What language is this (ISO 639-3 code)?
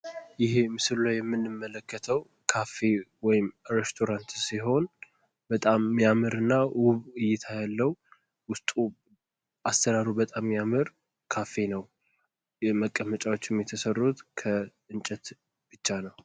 amh